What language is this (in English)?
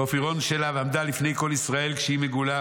Hebrew